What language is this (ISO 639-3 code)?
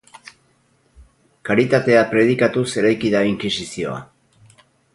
eus